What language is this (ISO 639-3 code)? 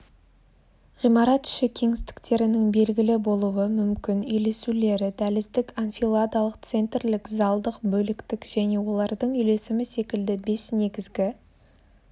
kaz